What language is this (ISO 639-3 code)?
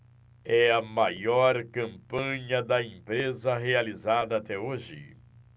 por